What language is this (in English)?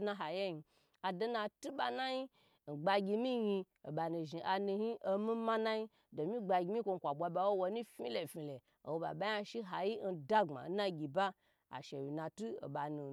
Gbagyi